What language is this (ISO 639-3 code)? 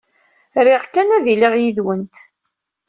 kab